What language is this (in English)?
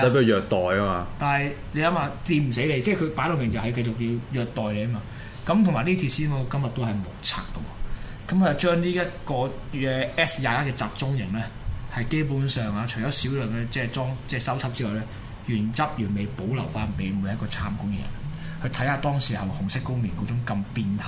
Chinese